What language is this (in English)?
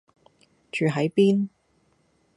Cantonese